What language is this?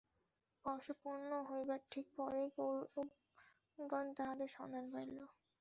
Bangla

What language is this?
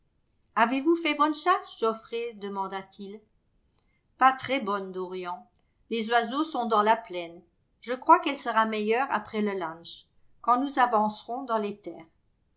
French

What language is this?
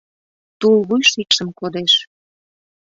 Mari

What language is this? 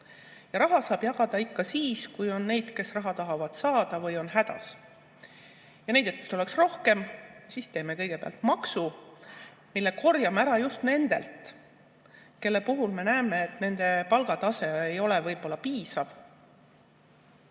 Estonian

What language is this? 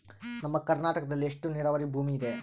Kannada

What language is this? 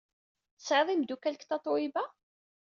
Kabyle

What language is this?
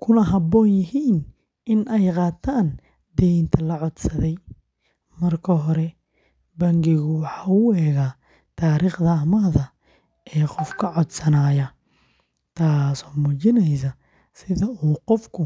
Somali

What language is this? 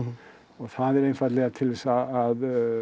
Icelandic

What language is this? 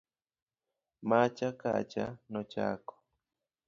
Luo (Kenya and Tanzania)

